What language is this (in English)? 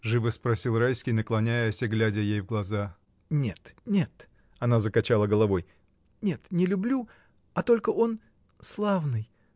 Russian